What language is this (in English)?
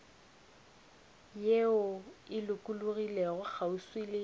Northern Sotho